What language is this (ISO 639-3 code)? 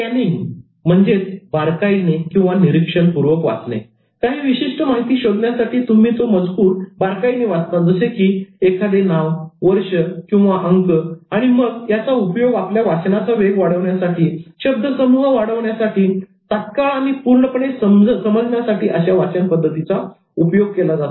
mar